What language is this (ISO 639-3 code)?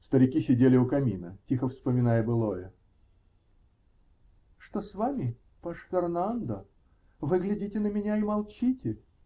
rus